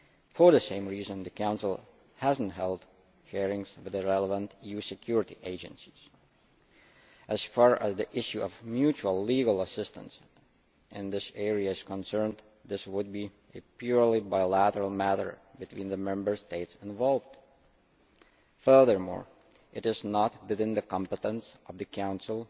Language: English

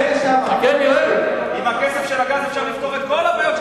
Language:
Hebrew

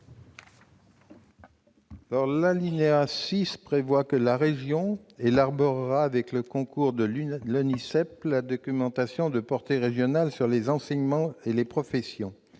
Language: French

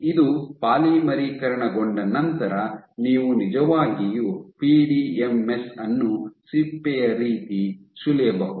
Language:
Kannada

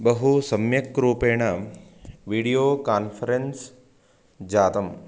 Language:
Sanskrit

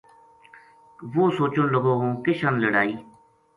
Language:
Gujari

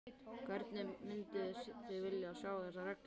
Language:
Icelandic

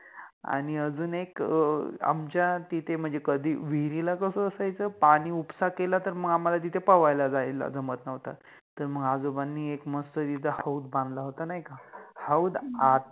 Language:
Marathi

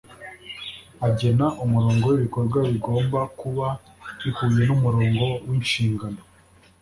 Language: Kinyarwanda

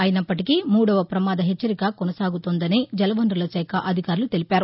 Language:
Telugu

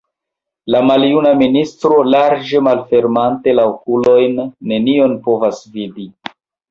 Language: Esperanto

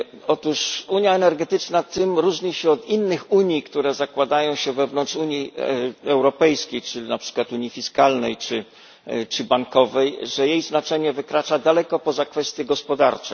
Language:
Polish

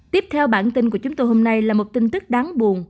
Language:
Vietnamese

